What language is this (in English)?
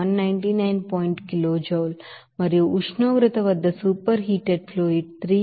Telugu